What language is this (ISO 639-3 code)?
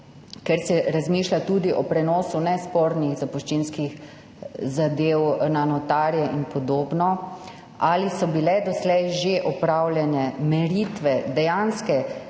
slv